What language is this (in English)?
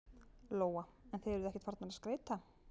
Icelandic